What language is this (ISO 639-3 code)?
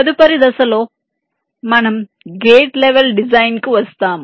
tel